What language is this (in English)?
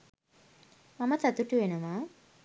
Sinhala